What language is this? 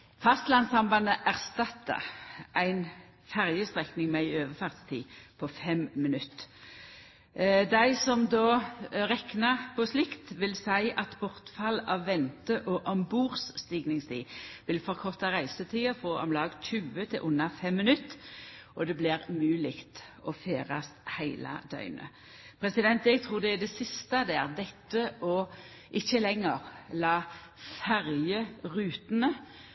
Norwegian Nynorsk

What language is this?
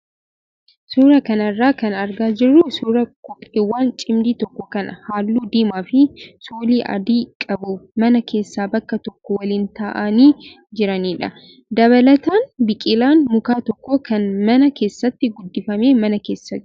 Oromo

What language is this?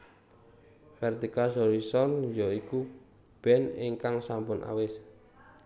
Javanese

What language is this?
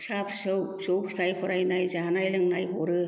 Bodo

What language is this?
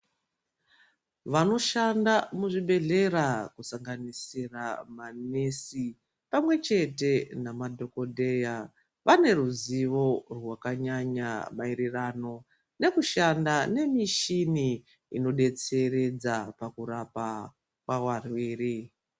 Ndau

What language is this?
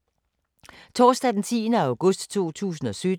Danish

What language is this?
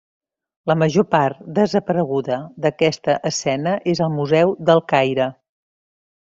Catalan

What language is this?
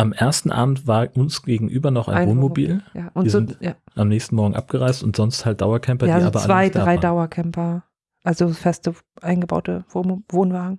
German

